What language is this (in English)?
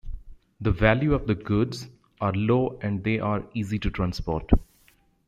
English